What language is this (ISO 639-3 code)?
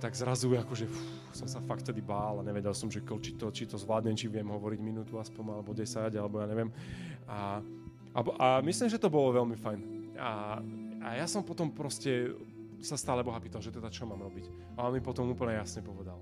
slk